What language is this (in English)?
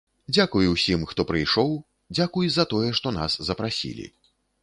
Belarusian